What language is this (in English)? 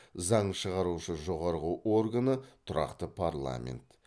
Kazakh